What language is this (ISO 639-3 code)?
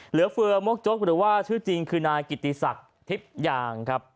tha